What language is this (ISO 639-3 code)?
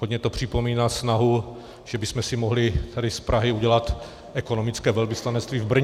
ces